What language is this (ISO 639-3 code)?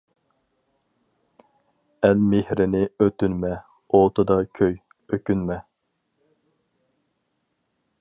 uig